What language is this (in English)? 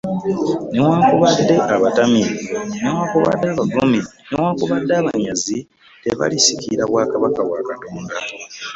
Ganda